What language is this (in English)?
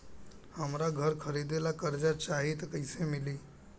Bhojpuri